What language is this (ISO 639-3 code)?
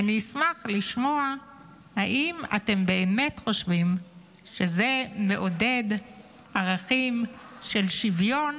heb